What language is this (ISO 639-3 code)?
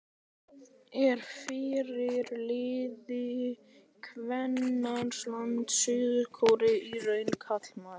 isl